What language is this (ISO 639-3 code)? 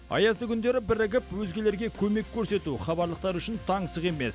kaz